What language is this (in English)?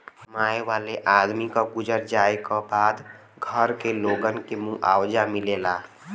Bhojpuri